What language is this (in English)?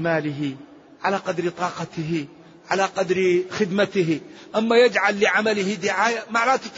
Arabic